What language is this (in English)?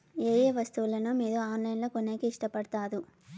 Telugu